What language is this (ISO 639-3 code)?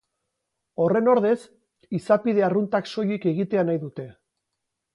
eus